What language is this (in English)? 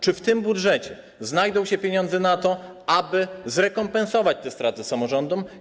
Polish